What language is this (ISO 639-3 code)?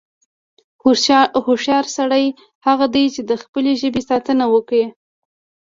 pus